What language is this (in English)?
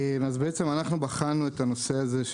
Hebrew